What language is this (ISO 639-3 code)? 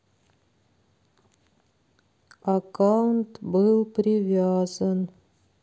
rus